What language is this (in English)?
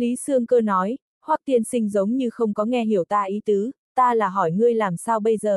Vietnamese